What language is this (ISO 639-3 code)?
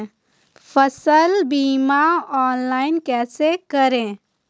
hin